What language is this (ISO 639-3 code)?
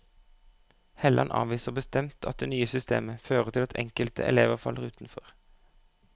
nor